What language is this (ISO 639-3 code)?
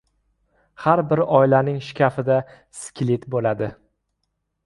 uzb